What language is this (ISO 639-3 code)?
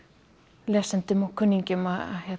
isl